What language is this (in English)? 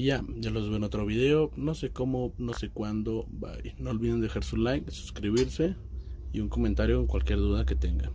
Spanish